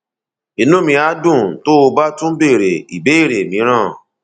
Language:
Yoruba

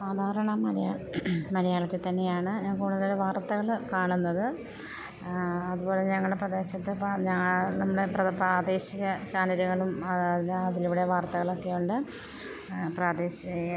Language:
Malayalam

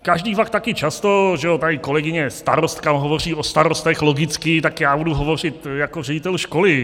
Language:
Czech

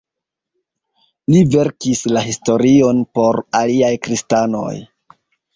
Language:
Esperanto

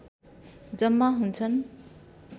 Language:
Nepali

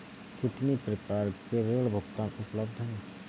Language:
Hindi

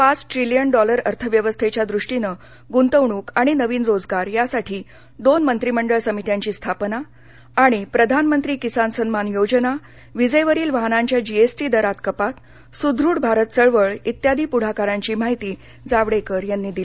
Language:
Marathi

